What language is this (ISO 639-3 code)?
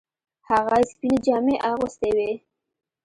pus